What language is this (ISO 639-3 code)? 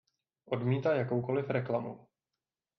ces